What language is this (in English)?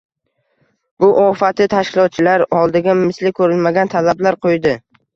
Uzbek